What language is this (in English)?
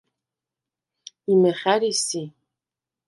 Svan